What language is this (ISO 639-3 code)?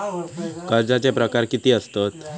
mar